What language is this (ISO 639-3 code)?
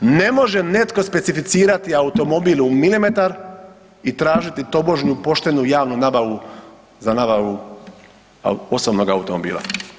hrv